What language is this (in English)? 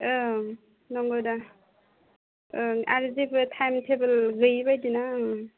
Bodo